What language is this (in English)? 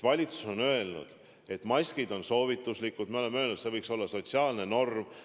Estonian